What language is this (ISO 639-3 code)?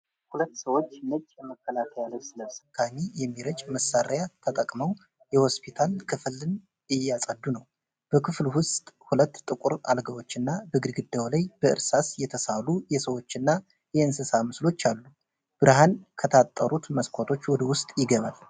amh